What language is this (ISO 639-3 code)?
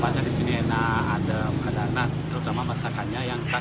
ind